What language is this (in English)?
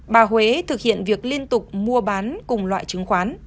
Vietnamese